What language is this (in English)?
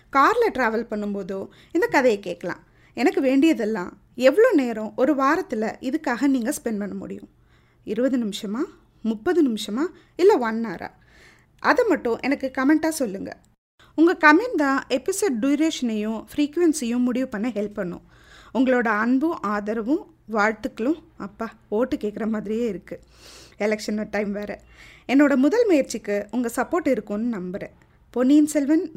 Tamil